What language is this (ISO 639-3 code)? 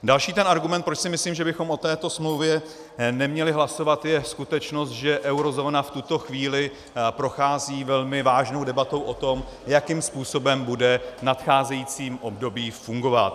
ces